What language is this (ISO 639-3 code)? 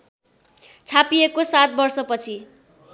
nep